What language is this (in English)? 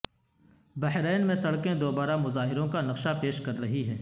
Urdu